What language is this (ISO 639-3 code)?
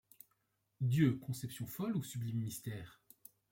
fra